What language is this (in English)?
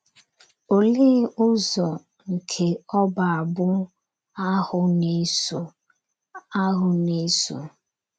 Igbo